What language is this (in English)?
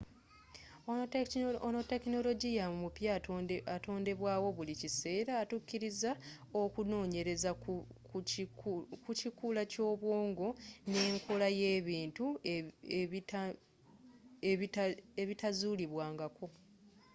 Ganda